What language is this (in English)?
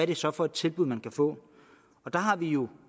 Danish